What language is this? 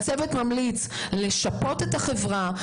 Hebrew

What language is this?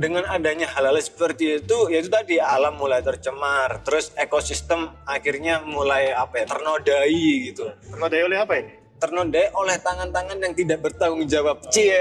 Indonesian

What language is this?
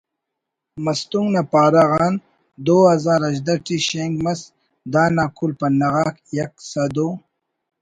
Brahui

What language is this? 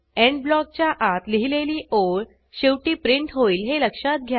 Marathi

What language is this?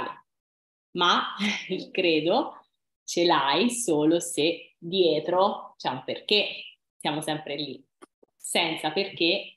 Italian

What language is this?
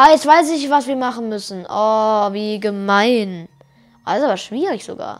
German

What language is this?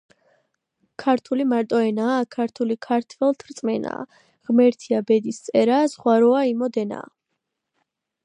Georgian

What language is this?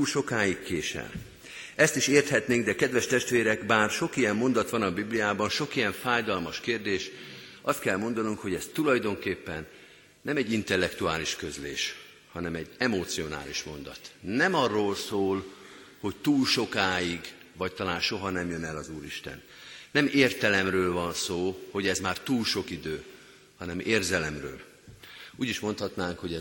Hungarian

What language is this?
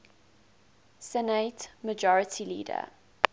English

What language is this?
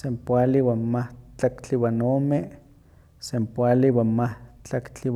Huaxcaleca Nahuatl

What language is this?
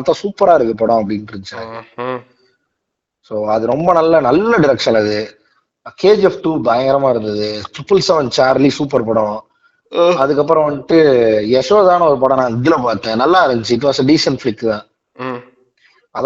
Tamil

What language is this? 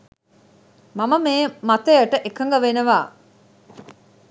Sinhala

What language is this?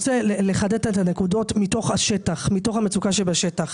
Hebrew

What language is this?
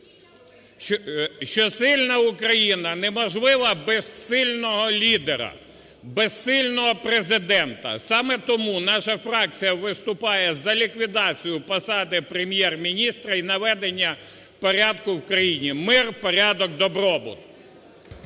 Ukrainian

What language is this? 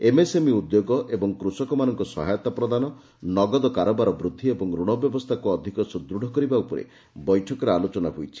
Odia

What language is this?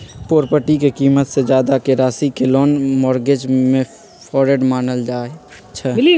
Magahi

